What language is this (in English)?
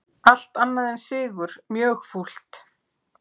Icelandic